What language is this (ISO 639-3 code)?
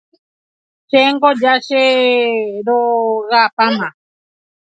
grn